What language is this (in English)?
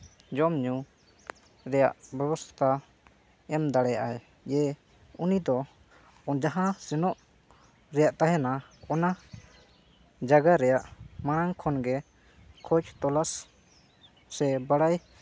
Santali